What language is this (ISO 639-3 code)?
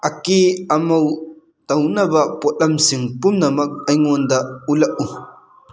mni